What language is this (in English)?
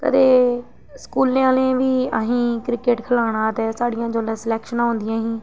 Dogri